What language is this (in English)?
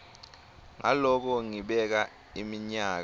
Swati